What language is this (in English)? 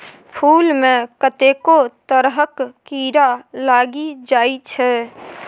Maithili